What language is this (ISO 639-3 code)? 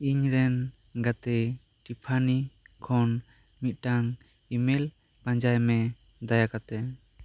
sat